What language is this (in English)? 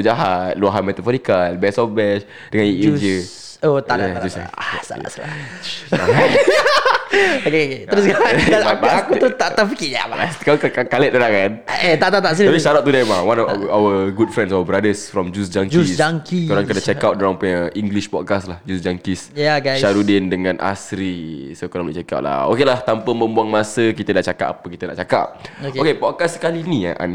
Malay